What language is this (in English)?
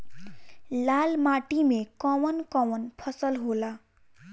Bhojpuri